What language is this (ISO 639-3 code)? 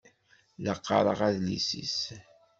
kab